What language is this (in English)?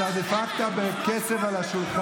Hebrew